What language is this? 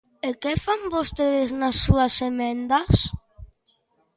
Galician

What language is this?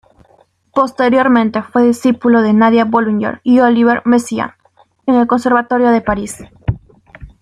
Spanish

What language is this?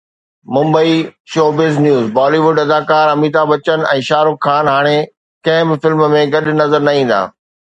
Sindhi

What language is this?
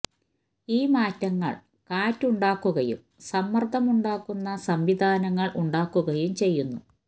Malayalam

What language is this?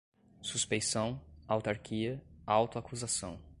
Portuguese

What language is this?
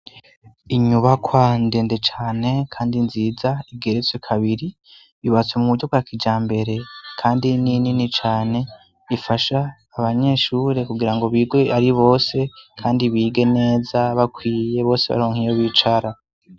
Rundi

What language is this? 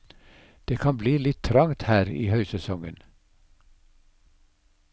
Norwegian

